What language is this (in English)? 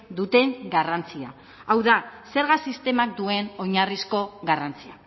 Basque